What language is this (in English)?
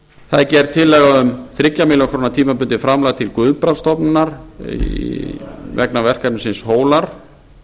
Icelandic